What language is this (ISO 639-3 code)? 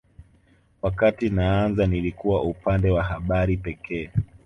swa